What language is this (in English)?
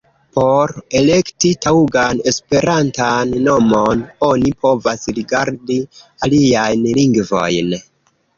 Esperanto